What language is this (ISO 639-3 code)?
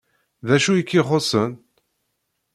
kab